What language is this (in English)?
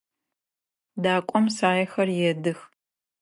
Adyghe